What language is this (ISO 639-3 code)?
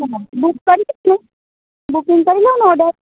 guj